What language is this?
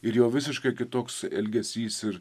Lithuanian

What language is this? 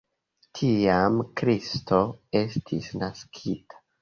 Esperanto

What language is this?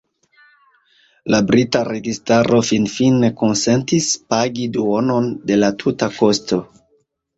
Esperanto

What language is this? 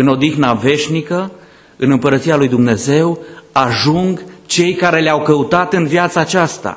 Romanian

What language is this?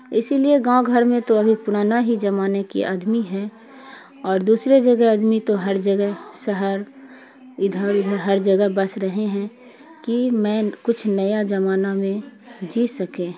Urdu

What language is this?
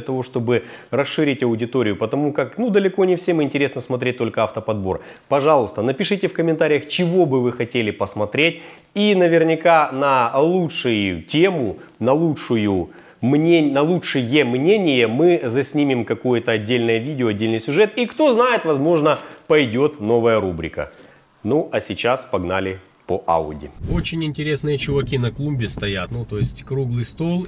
Russian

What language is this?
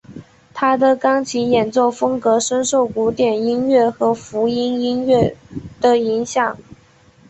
Chinese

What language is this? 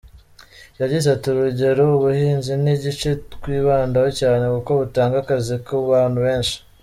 Kinyarwanda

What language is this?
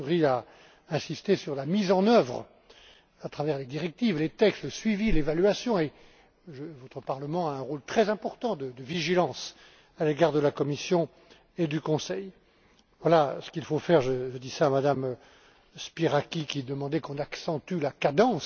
French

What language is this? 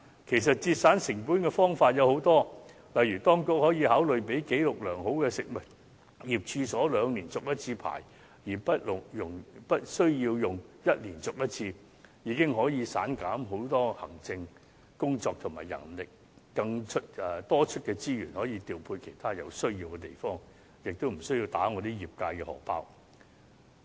Cantonese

